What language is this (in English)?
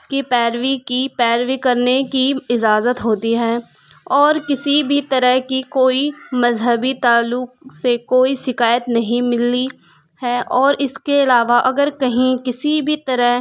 Urdu